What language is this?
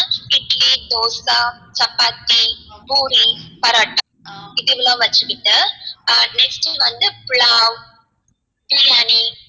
Tamil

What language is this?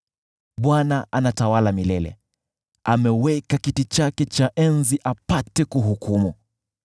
Swahili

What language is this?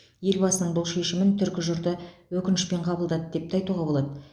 Kazakh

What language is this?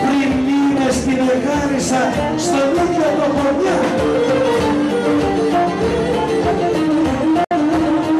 Greek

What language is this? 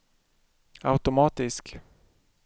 Swedish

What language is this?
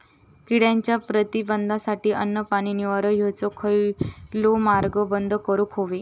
Marathi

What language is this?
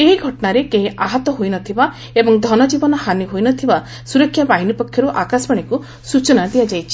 Odia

